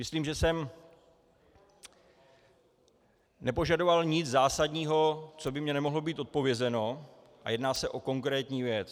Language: Czech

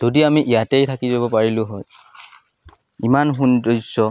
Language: Assamese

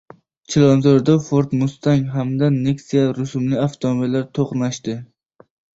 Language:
Uzbek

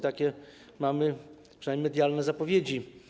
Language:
Polish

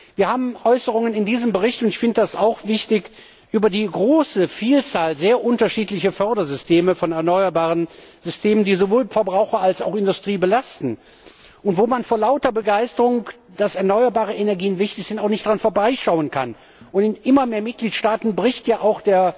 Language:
German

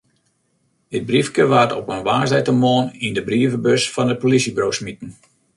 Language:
Western Frisian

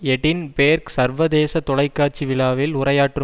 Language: Tamil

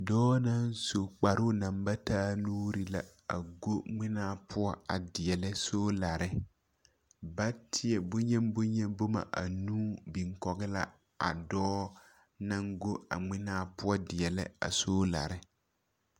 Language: Southern Dagaare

